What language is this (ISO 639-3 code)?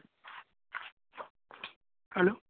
guj